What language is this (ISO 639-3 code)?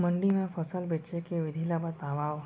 hne